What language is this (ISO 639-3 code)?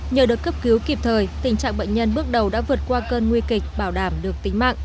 vie